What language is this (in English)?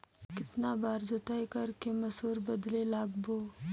Chhattisgarhi